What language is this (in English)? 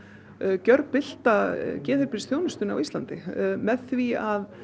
Icelandic